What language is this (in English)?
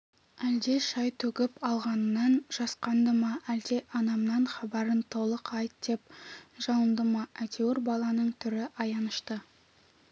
Kazakh